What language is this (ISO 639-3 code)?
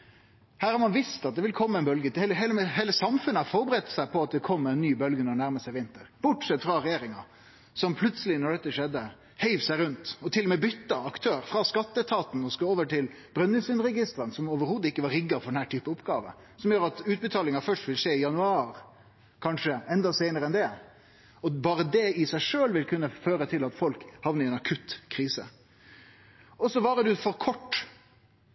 nno